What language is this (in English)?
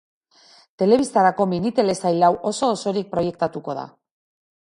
Basque